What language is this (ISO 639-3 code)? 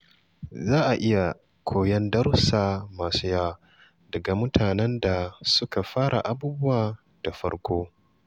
hau